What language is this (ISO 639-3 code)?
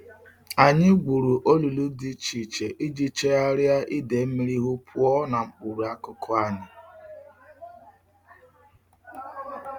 ibo